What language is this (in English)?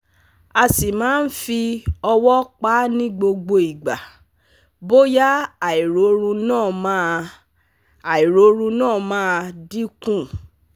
Yoruba